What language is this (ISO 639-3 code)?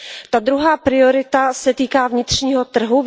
ces